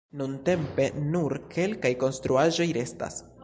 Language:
Esperanto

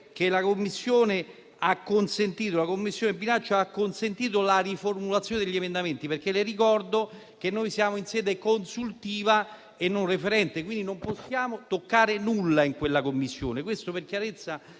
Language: Italian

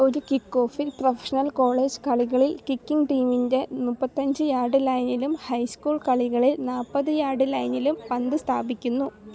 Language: Malayalam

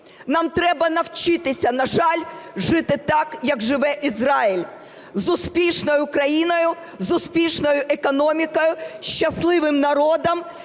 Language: Ukrainian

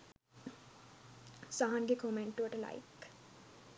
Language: Sinhala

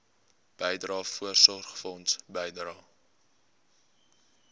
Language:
Afrikaans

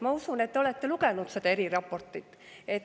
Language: Estonian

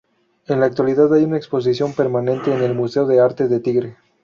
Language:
Spanish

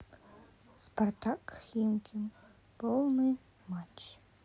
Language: Russian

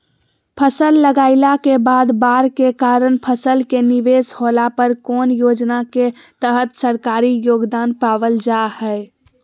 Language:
Magahi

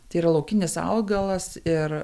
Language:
Lithuanian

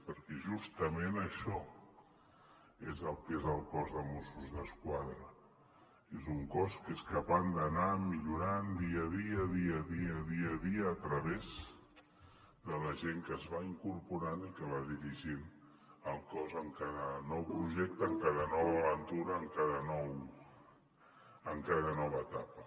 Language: Catalan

